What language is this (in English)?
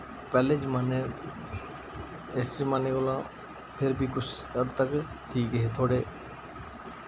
Dogri